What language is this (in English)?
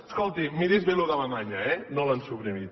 Catalan